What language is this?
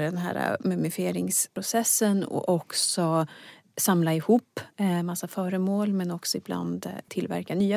Swedish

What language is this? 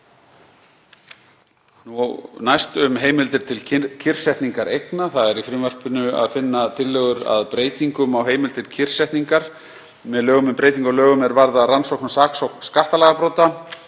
Icelandic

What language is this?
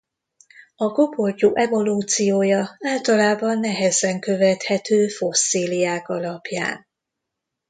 Hungarian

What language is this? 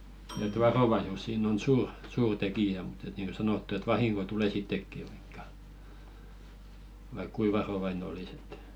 Finnish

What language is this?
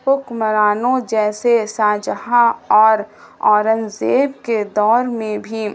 Urdu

